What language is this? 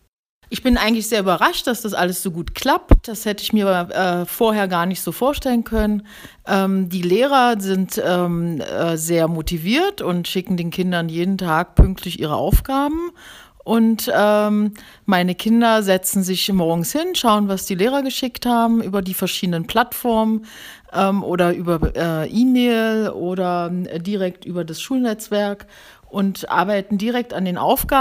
German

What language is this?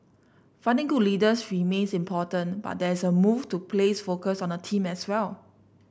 English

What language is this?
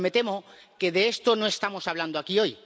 Spanish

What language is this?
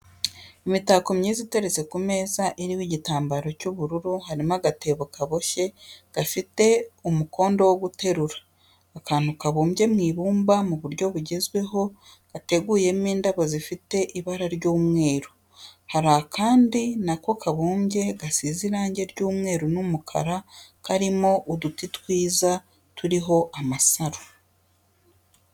Kinyarwanda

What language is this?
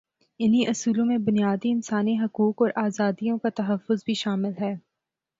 Urdu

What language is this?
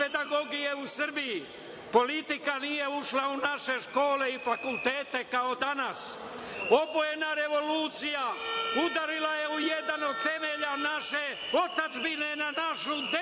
Serbian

